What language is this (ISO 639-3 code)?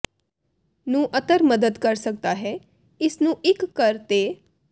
pan